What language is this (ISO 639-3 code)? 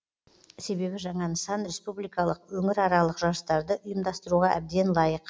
kaz